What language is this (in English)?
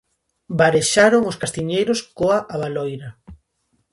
Galician